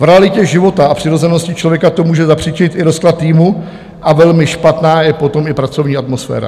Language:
Czech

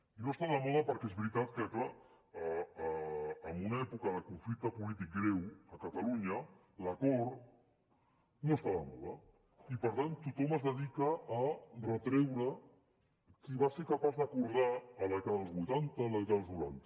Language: Catalan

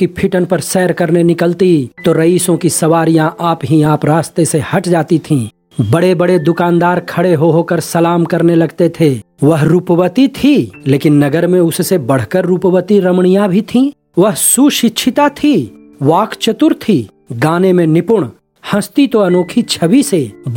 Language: Hindi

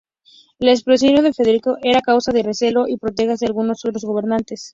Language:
Spanish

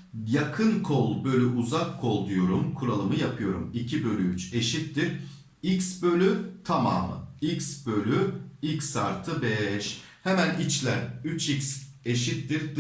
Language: Turkish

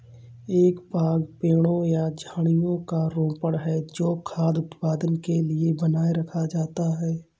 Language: Hindi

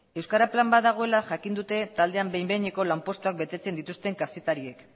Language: Basque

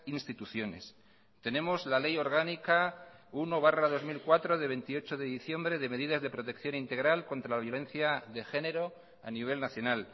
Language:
Spanish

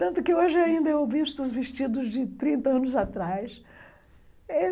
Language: Portuguese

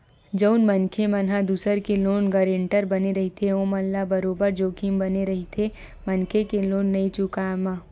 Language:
Chhattisgarhi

